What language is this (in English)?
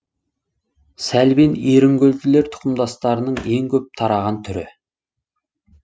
Kazakh